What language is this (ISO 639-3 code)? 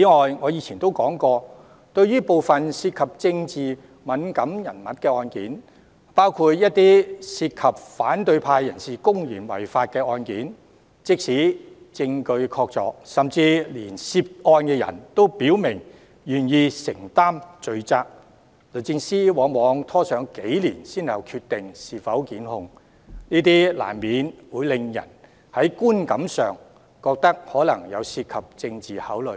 yue